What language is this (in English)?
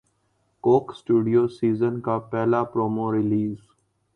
Urdu